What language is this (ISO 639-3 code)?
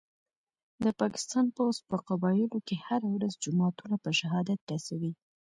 pus